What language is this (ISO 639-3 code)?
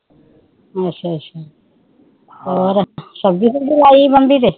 pan